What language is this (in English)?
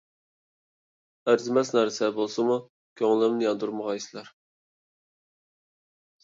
Uyghur